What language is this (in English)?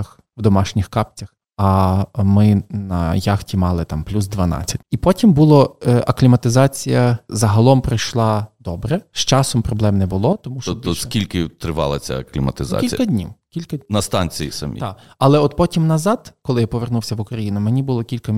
Ukrainian